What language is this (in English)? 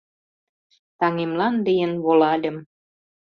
Mari